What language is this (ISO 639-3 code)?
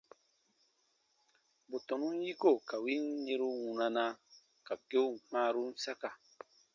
bba